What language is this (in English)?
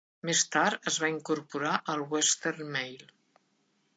Catalan